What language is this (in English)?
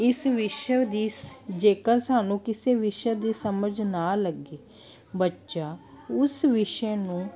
Punjabi